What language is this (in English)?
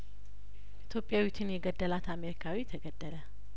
Amharic